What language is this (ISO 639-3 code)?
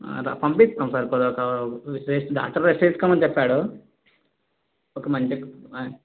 tel